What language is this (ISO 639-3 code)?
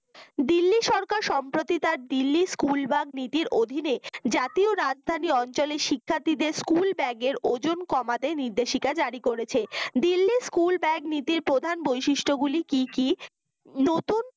ben